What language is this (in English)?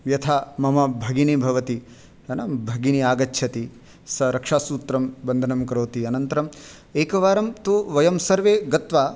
Sanskrit